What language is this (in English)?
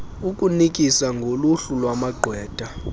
Xhosa